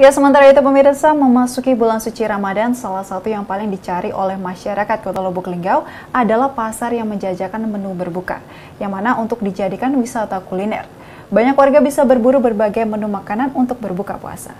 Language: Indonesian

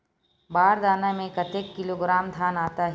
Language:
Chhattisgarhi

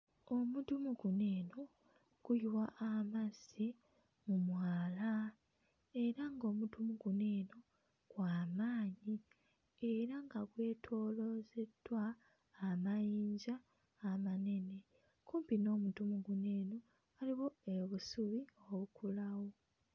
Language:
Ganda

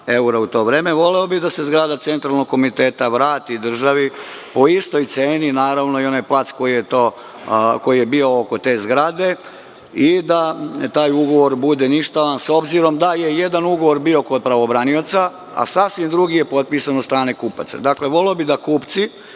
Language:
Serbian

